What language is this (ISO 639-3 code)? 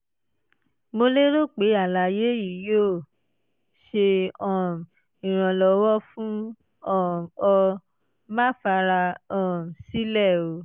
yor